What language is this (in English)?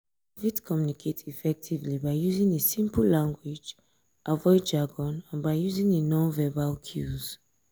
Nigerian Pidgin